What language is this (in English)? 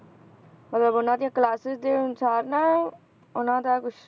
Punjabi